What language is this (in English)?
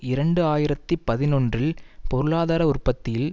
Tamil